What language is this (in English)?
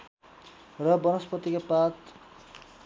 Nepali